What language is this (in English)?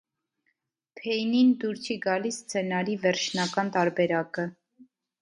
Armenian